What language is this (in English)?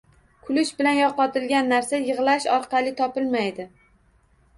Uzbek